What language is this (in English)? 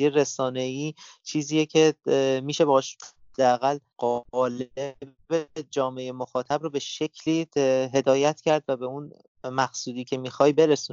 Persian